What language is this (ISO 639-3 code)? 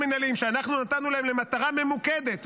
heb